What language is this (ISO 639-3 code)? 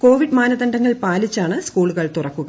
mal